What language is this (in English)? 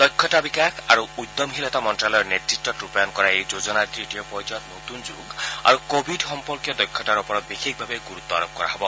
Assamese